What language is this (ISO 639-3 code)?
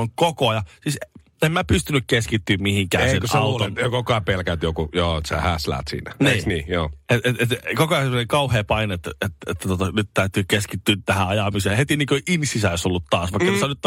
fin